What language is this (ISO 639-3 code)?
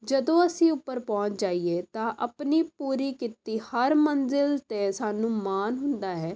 pan